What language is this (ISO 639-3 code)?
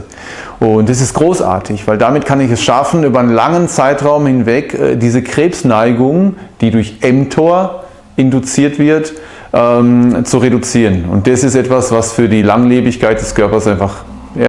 deu